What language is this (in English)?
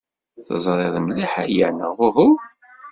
Kabyle